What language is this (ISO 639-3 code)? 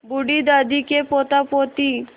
hin